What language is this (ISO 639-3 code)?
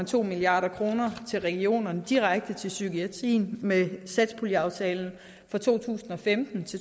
dan